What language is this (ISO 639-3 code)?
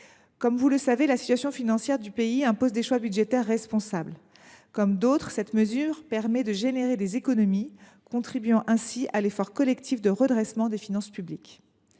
fra